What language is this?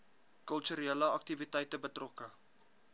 Afrikaans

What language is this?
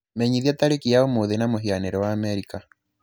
Kikuyu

